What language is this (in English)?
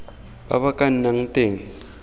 Tswana